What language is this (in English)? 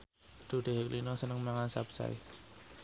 Javanese